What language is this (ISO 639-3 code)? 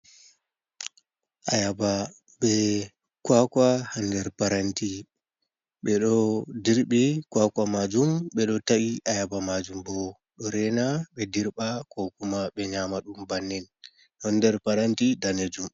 ful